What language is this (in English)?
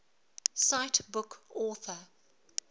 English